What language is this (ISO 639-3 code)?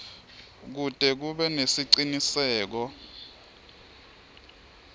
ssw